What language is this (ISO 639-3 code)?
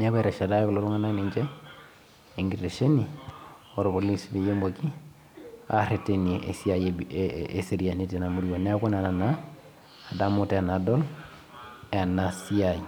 mas